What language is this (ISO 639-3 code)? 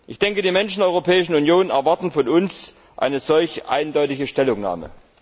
deu